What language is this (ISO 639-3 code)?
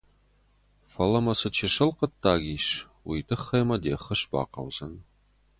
oss